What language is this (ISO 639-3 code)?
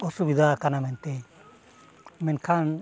sat